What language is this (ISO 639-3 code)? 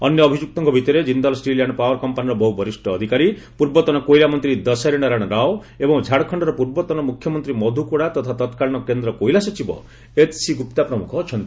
ori